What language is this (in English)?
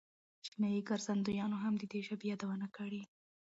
Pashto